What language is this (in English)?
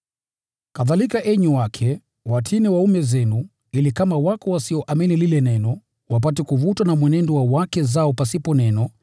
Swahili